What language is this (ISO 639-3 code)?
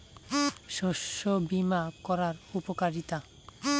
ben